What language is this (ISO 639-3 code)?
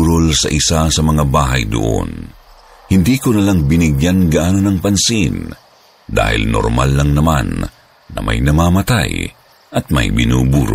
fil